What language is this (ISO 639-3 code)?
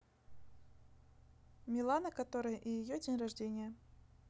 rus